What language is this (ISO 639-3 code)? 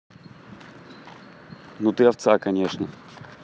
rus